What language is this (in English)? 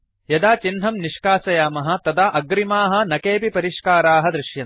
Sanskrit